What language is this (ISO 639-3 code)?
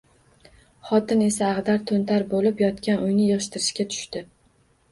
uzb